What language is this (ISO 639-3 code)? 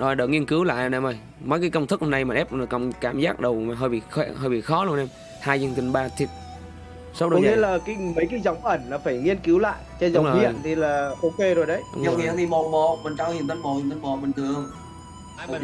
vie